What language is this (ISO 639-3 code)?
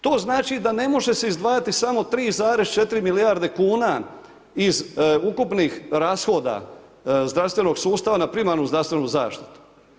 hrv